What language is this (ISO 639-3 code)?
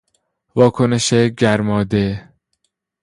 fas